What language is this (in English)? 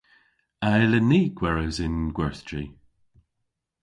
Cornish